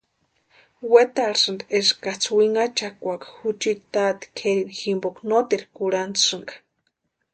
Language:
Western Highland Purepecha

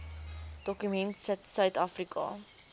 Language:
Afrikaans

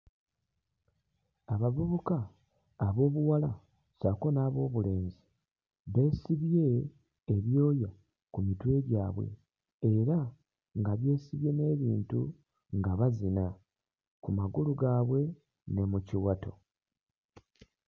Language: Ganda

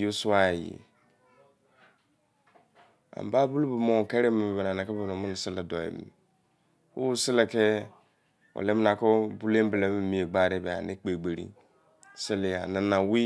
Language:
Izon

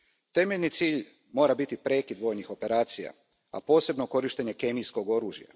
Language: Croatian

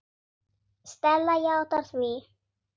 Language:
Icelandic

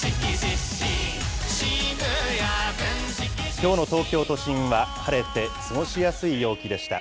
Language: Japanese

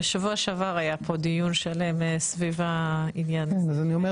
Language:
Hebrew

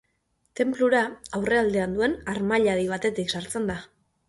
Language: Basque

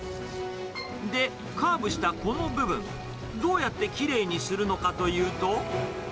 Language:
Japanese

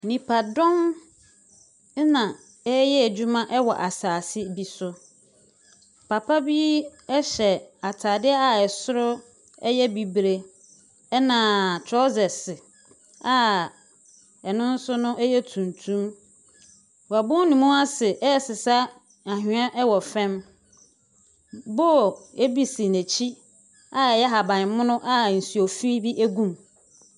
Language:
Akan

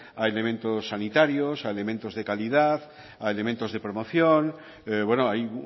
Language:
Spanish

